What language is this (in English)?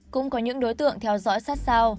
Vietnamese